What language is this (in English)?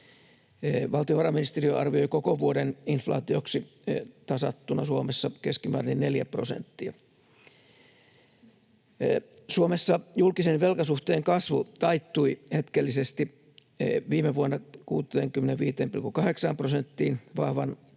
Finnish